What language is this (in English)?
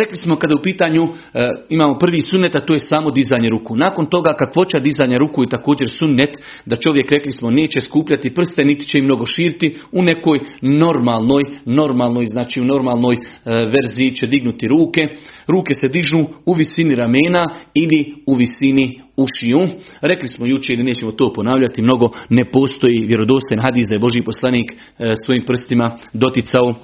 Croatian